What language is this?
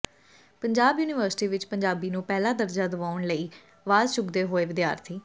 Punjabi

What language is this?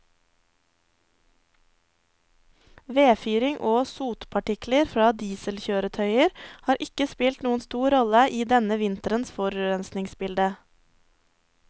Norwegian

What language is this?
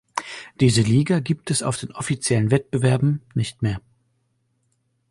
German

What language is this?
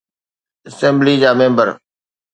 Sindhi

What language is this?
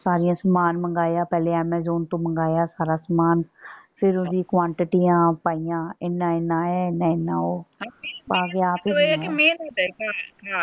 Punjabi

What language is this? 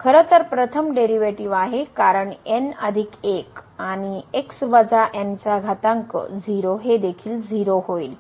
Marathi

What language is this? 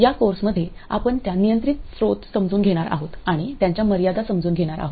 Marathi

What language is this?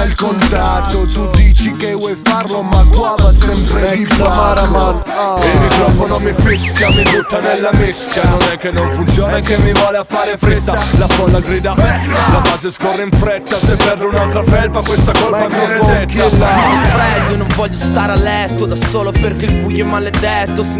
Italian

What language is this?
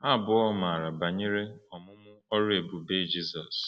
Igbo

